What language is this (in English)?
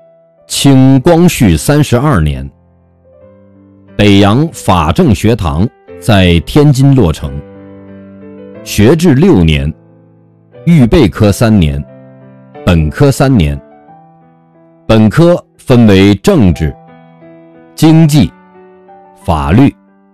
Chinese